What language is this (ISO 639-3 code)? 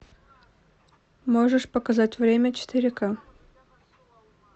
rus